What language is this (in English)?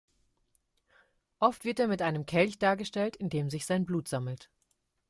German